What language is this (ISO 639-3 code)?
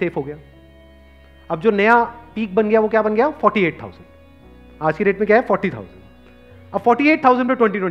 hin